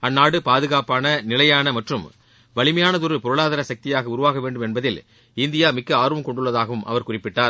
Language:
Tamil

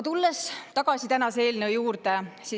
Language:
Estonian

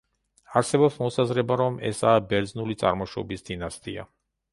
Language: Georgian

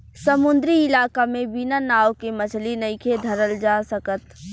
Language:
Bhojpuri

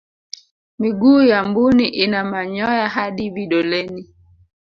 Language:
Swahili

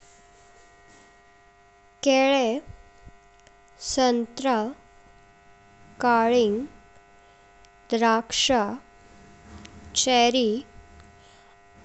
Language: Konkani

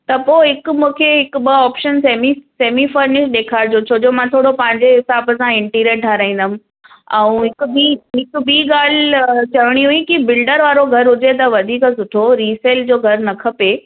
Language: Sindhi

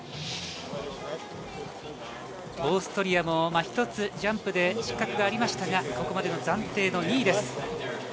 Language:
Japanese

